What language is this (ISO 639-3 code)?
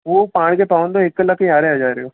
snd